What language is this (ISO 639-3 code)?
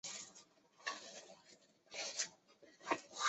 zho